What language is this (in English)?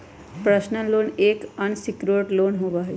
Magahi